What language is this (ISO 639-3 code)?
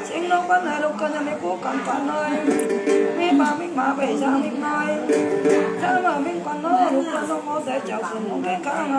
tha